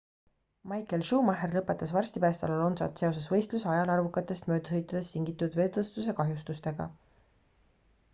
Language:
Estonian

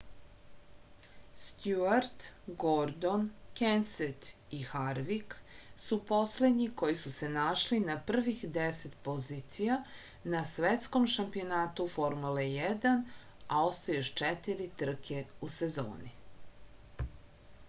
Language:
Serbian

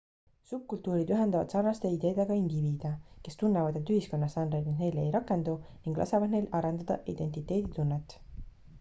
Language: Estonian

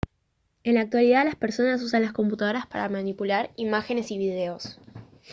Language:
Spanish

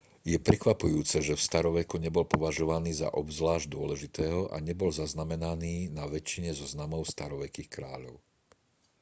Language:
Slovak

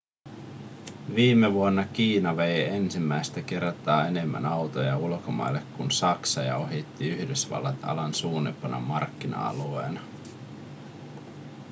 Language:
Finnish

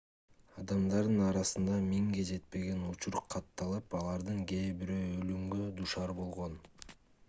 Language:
Kyrgyz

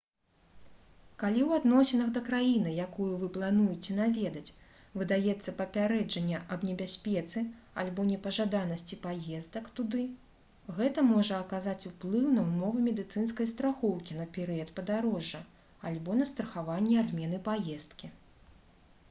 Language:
Belarusian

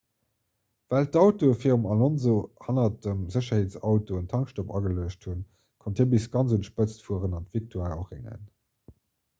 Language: Luxembourgish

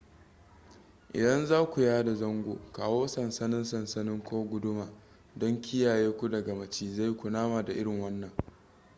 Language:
Hausa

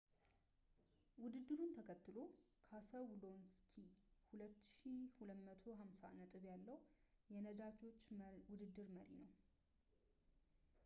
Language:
Amharic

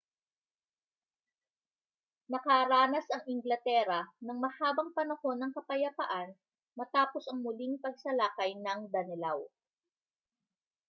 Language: Filipino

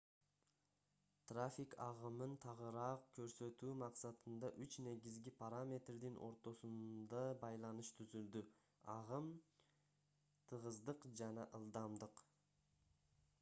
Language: Kyrgyz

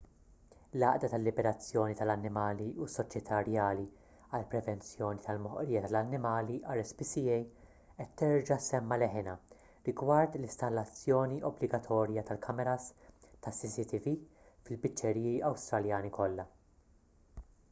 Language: Maltese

